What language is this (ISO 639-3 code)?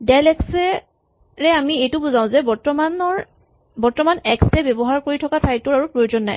asm